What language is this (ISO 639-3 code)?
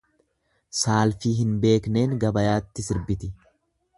orm